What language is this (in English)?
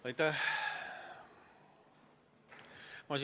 Estonian